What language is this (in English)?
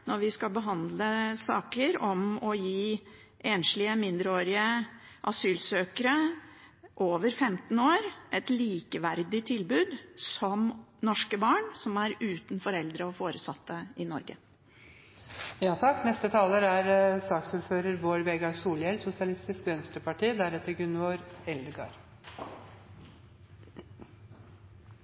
Norwegian